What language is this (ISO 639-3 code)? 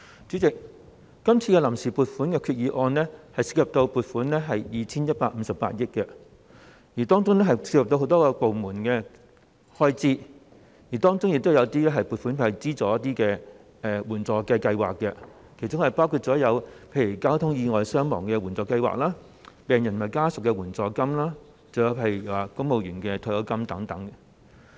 yue